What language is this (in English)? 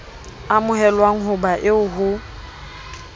Southern Sotho